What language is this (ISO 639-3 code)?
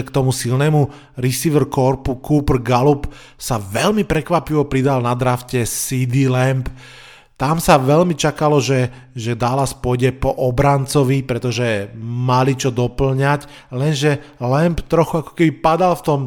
slk